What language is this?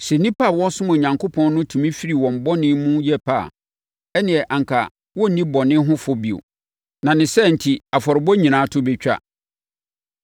Akan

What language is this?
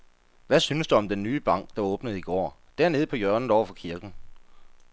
Danish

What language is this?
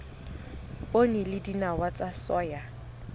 Southern Sotho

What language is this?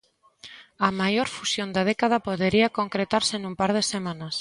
Galician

